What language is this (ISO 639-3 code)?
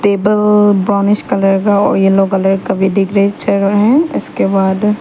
hin